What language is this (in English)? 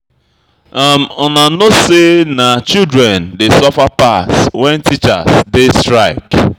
Nigerian Pidgin